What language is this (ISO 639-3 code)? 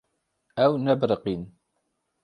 kur